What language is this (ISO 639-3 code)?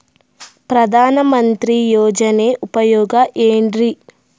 kan